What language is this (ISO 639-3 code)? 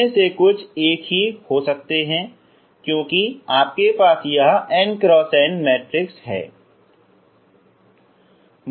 hin